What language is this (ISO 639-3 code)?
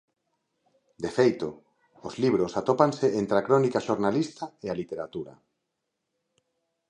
glg